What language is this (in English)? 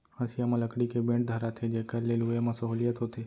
Chhattisgarhi